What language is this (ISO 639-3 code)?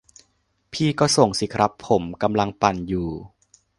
tha